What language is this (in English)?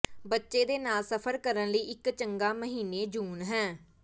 Punjabi